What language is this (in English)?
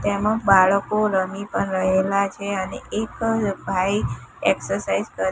Gujarati